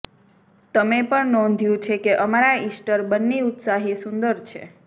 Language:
Gujarati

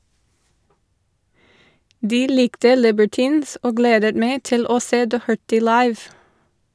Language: Norwegian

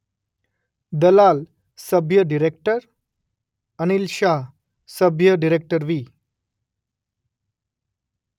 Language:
Gujarati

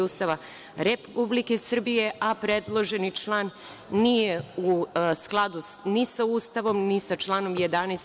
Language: Serbian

